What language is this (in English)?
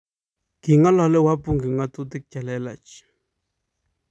Kalenjin